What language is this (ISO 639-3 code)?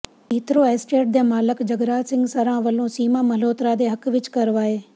pan